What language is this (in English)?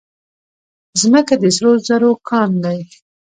Pashto